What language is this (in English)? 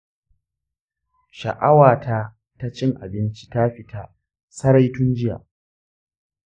Hausa